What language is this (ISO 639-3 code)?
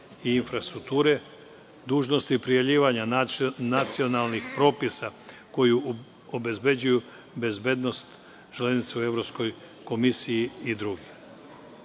srp